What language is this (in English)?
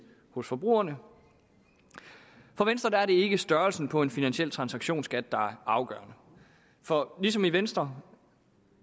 Danish